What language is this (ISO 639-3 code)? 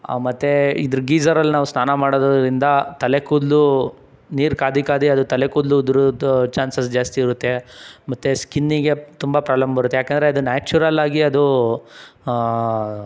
kan